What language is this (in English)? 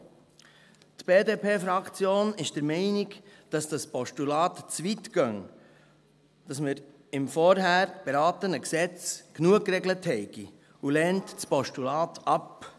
Swiss German